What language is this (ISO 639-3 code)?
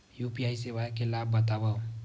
hne